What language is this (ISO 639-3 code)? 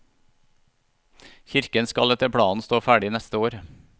nor